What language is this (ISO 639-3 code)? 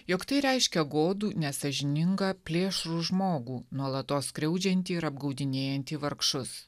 lit